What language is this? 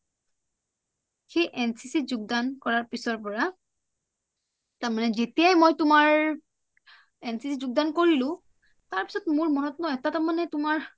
Assamese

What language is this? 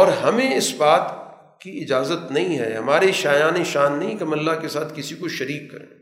Urdu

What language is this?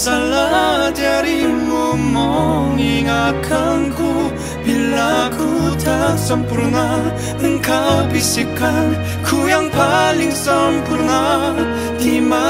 Korean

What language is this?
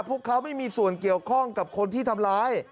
Thai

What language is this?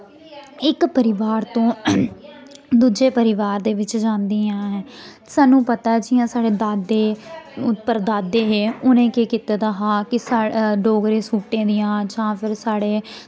Dogri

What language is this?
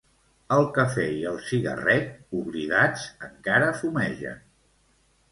Catalan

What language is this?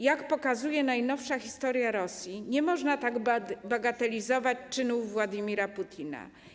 Polish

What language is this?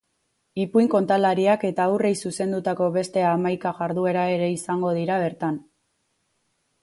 Basque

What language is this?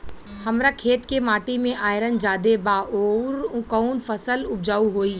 Bhojpuri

